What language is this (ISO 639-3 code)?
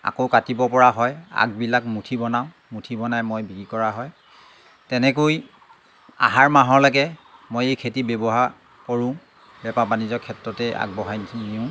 asm